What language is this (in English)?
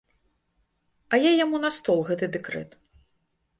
Belarusian